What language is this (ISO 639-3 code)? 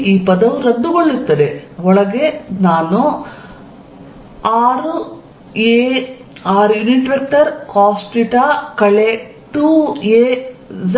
kan